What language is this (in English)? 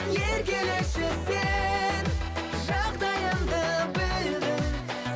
Kazakh